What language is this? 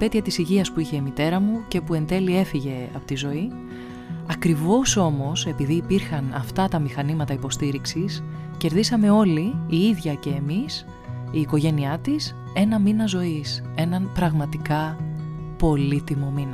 Greek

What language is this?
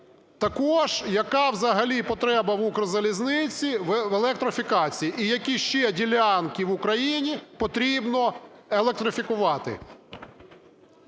Ukrainian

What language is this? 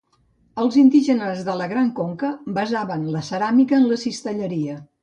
Catalan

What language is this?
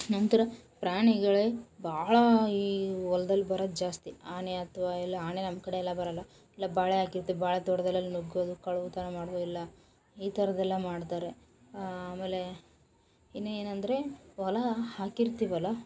Kannada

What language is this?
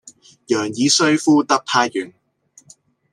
Cantonese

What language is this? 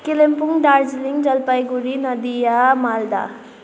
Nepali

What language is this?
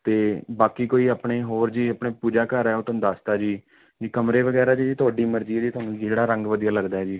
Punjabi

